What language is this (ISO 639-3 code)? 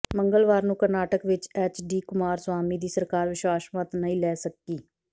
pan